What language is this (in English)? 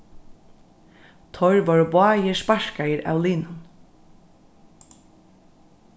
Faroese